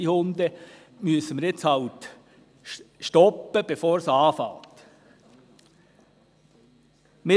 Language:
Swiss German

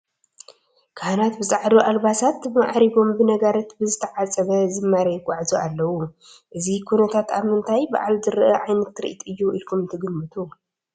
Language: Tigrinya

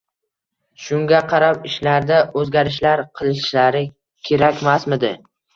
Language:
Uzbek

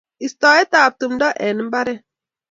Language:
Kalenjin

